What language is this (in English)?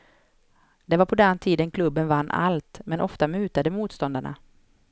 Swedish